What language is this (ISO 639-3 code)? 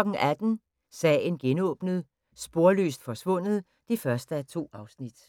dan